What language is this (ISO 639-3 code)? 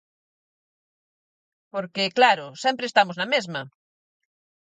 glg